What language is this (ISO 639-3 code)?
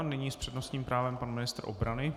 ces